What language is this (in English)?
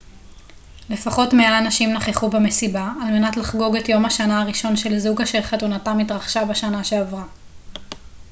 Hebrew